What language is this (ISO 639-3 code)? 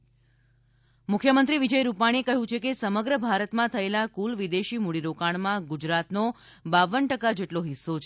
guj